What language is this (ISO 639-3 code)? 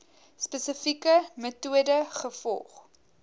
afr